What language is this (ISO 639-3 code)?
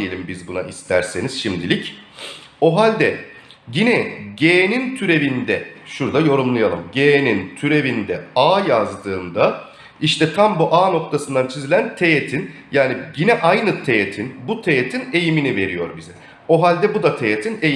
tur